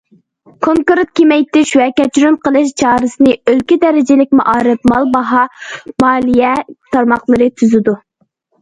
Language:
Uyghur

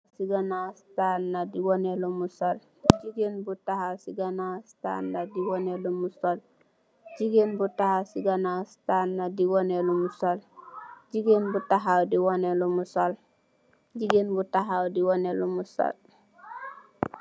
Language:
Wolof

